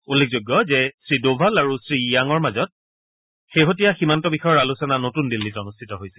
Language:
Assamese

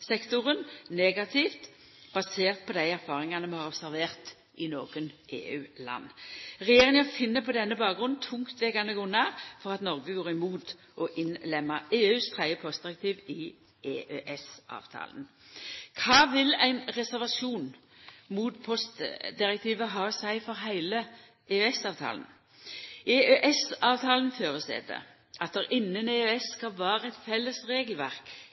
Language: Norwegian Nynorsk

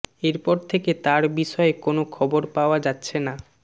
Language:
Bangla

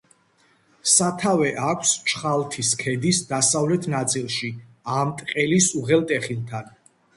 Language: Georgian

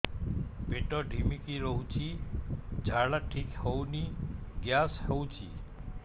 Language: Odia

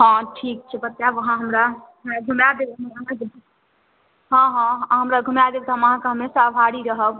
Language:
Maithili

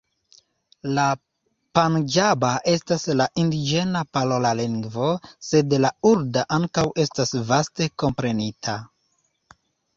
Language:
Esperanto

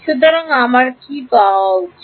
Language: Bangla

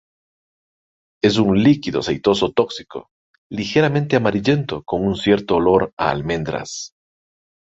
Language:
Spanish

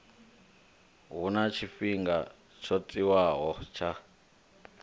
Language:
Venda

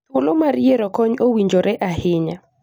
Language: Luo (Kenya and Tanzania)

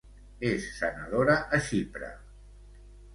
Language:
Catalan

